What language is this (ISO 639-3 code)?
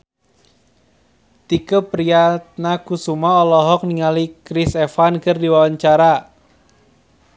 sun